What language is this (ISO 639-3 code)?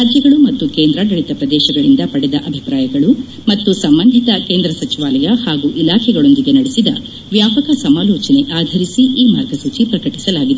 kan